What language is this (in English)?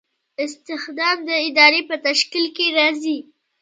Pashto